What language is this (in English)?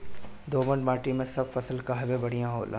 Bhojpuri